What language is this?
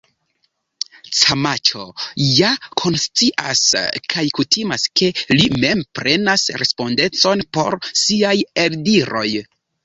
Esperanto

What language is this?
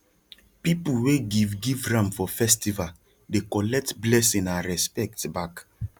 Nigerian Pidgin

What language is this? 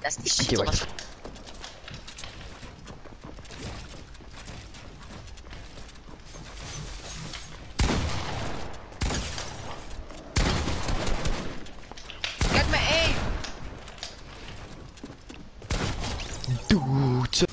Dutch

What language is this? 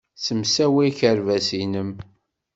Kabyle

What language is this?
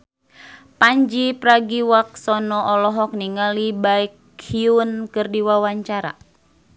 Sundanese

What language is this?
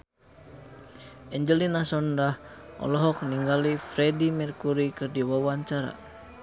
Sundanese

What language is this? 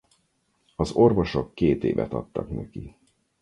Hungarian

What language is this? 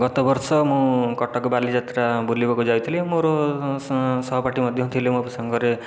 Odia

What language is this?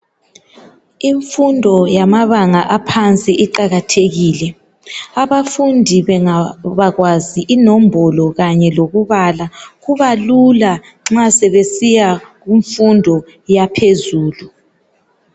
North Ndebele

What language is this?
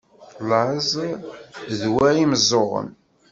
Kabyle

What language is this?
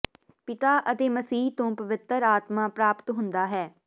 Punjabi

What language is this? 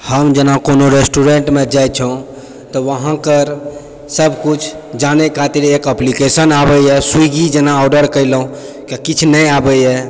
Maithili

